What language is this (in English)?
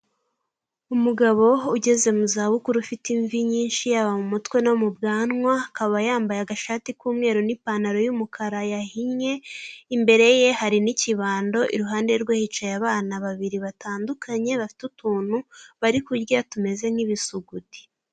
Kinyarwanda